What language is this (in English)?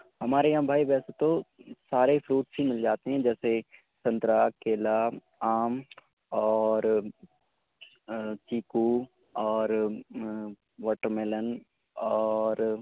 Urdu